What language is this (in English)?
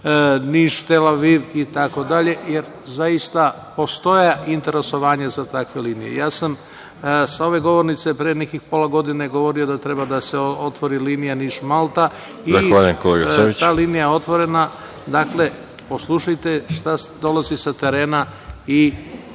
Serbian